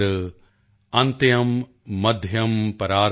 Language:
Punjabi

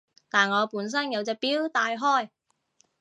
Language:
Cantonese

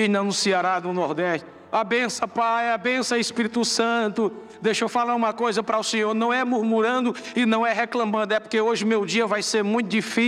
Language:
Portuguese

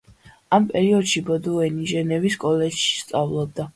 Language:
Georgian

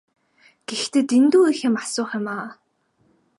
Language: Mongolian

